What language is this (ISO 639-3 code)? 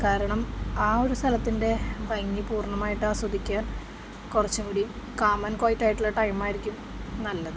mal